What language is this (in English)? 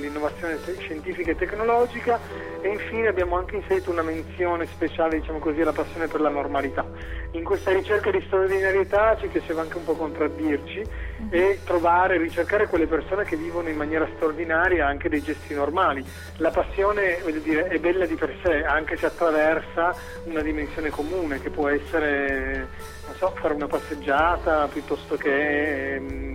Italian